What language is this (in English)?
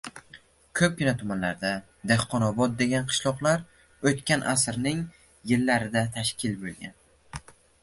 Uzbek